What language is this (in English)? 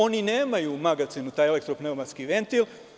Serbian